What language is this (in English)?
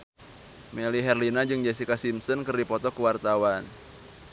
Sundanese